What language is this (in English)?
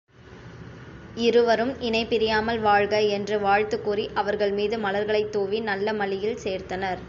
Tamil